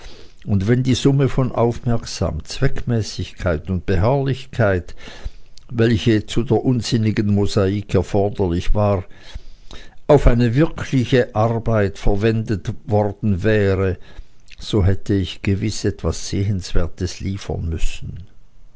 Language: German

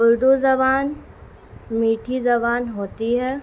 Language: Urdu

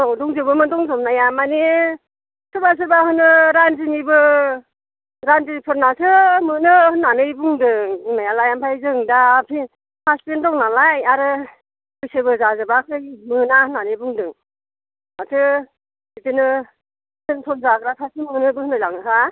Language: Bodo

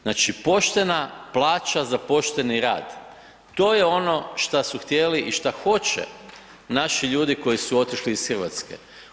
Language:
Croatian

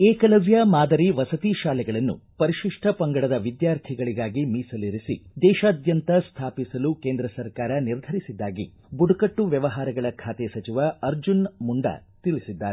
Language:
Kannada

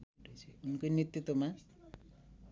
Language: Nepali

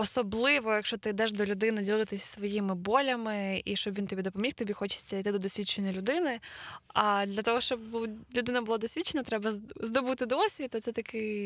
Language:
Ukrainian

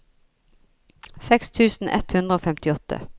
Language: Norwegian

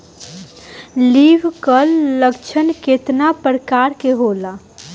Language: Bhojpuri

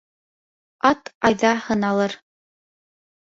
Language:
Bashkir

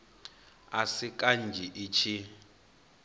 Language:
Venda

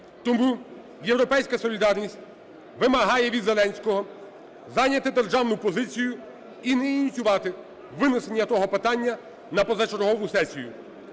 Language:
Ukrainian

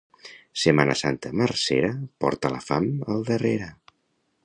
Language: Catalan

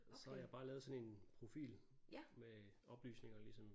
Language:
Danish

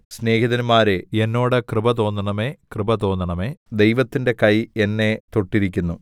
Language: Malayalam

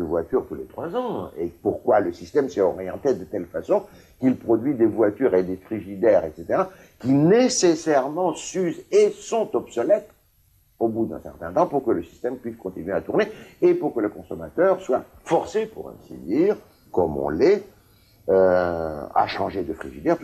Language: French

